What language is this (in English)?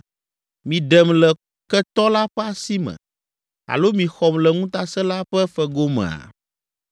Ewe